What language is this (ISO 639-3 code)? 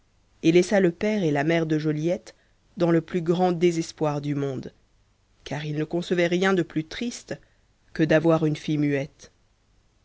fra